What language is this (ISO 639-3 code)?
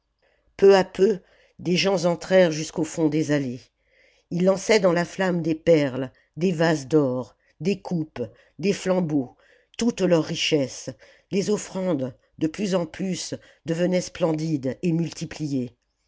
fra